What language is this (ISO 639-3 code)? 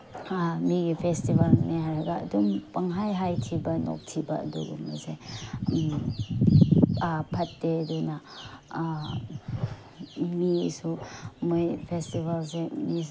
mni